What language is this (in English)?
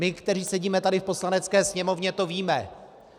Czech